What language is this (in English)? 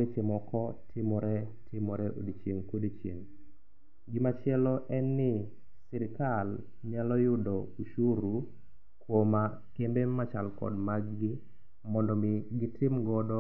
Luo (Kenya and Tanzania)